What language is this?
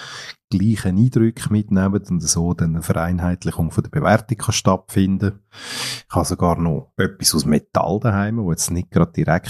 German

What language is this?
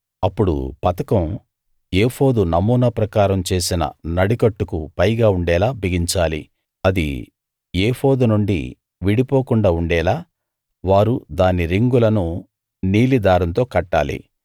Telugu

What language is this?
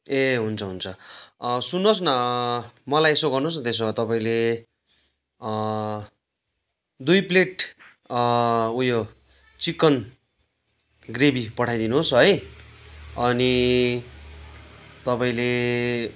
Nepali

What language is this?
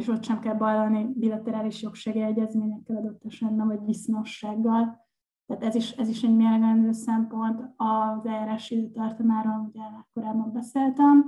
Hungarian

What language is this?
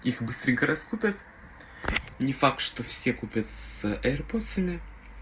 Russian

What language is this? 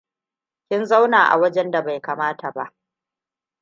Hausa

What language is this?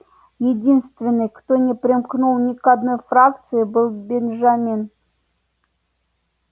Russian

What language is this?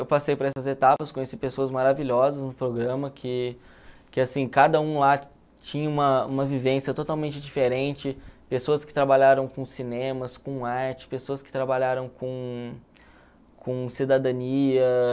Portuguese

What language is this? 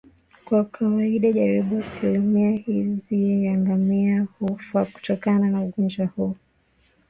Swahili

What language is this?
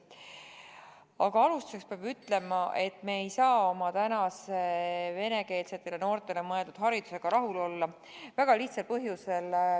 Estonian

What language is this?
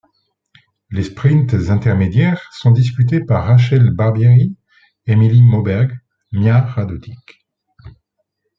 French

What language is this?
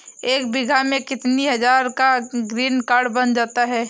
Hindi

